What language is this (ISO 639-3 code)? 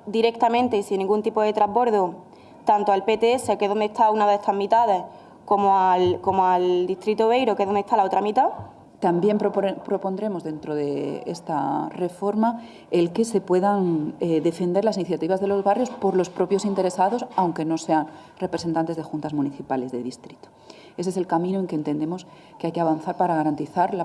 spa